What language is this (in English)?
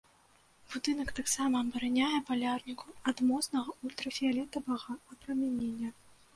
Belarusian